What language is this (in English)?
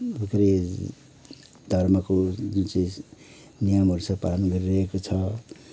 Nepali